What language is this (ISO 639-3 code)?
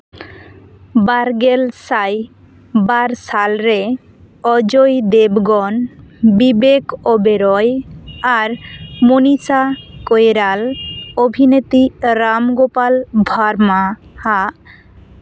sat